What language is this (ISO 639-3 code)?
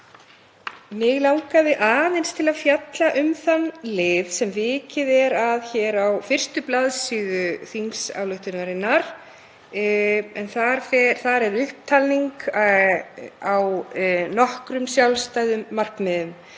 isl